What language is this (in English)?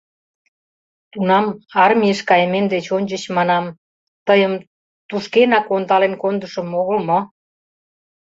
Mari